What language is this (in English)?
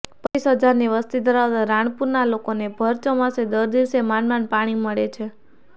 Gujarati